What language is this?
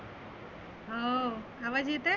Marathi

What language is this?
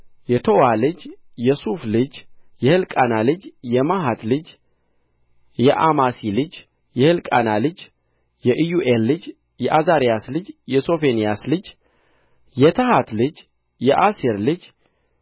Amharic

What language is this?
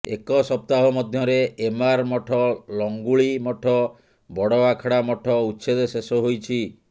Odia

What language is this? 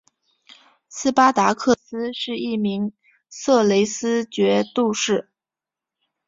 Chinese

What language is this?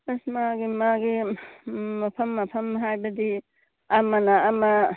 Manipuri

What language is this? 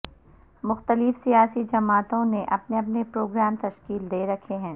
Urdu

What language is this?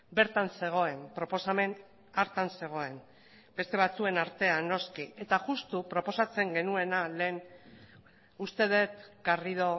Basque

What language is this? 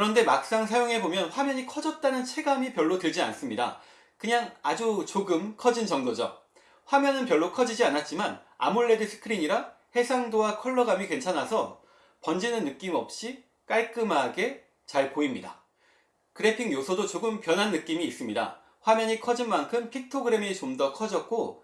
Korean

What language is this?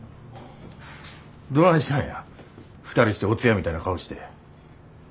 Japanese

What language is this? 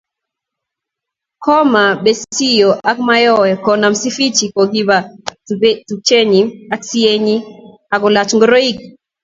Kalenjin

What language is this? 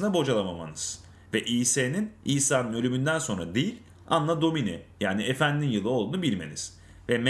Turkish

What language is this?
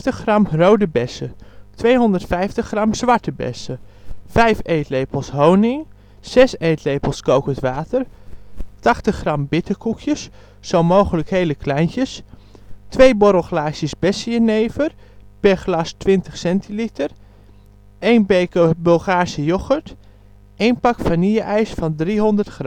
Dutch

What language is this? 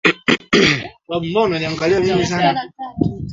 Swahili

